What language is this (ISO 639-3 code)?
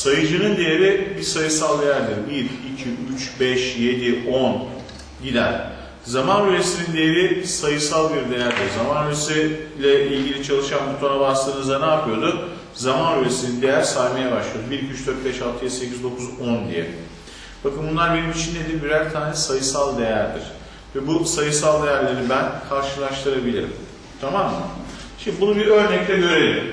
tur